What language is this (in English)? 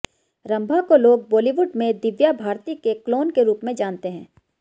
Hindi